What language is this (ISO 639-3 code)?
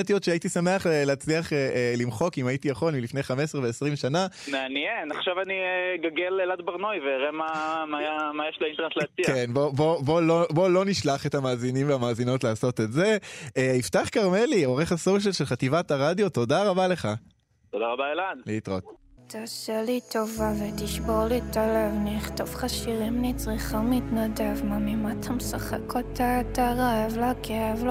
heb